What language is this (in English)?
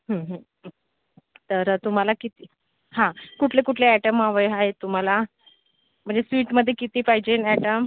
Marathi